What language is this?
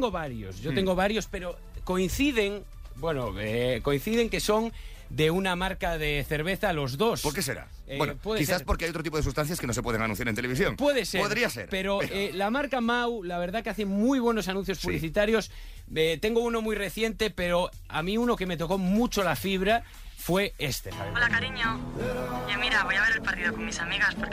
Spanish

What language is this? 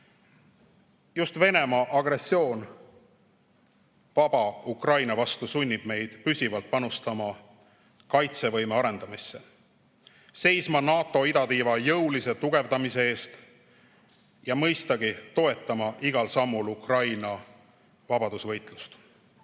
Estonian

